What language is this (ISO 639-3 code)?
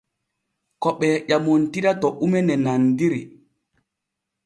fue